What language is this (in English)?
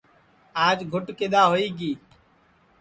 Sansi